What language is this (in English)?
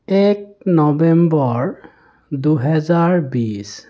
Assamese